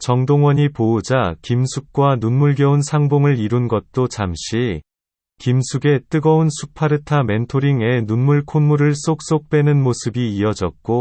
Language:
Korean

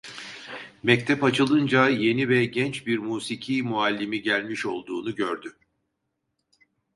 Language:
Turkish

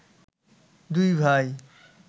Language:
Bangla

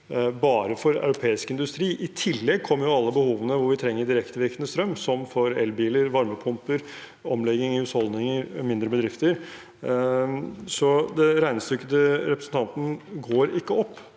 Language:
Norwegian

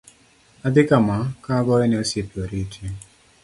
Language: Luo (Kenya and Tanzania)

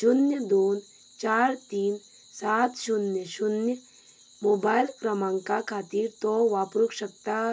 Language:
Konkani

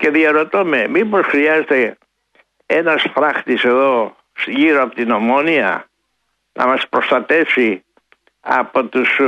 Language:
Greek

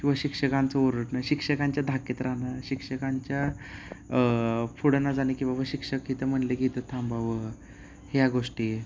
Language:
Marathi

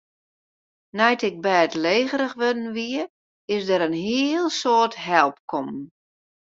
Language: Western Frisian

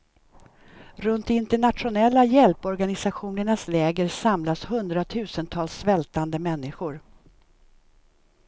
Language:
Swedish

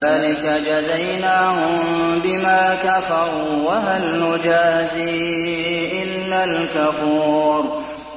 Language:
Arabic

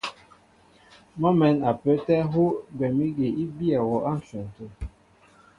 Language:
Mbo (Cameroon)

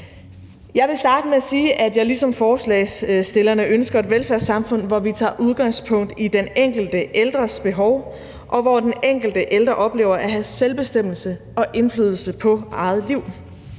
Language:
Danish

